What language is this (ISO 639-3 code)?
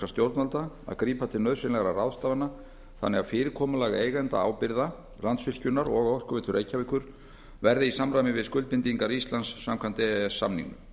isl